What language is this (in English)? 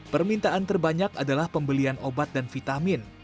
Indonesian